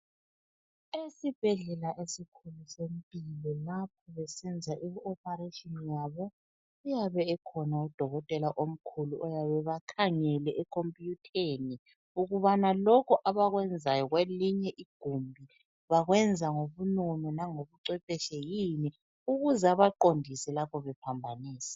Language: North Ndebele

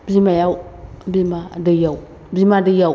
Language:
Bodo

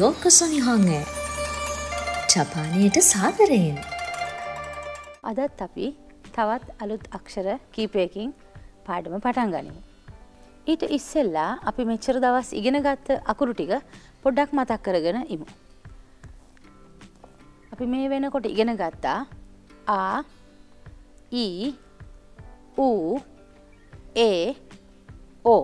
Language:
Japanese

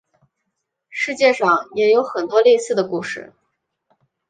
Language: Chinese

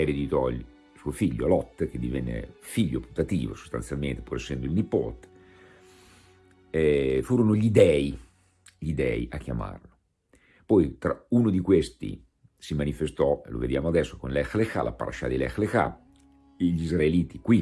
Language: Italian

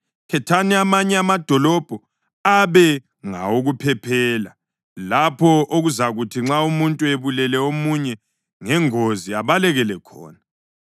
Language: North Ndebele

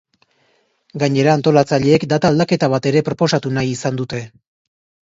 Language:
Basque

